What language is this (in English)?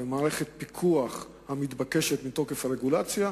Hebrew